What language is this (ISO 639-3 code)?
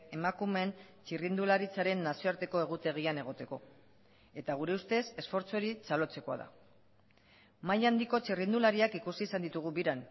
eus